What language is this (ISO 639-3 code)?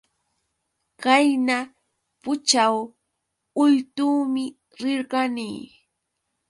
qux